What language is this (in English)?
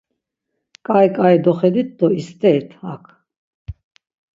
Laz